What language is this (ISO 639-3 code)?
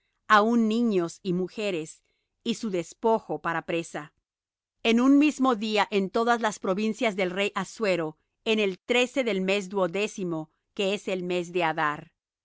spa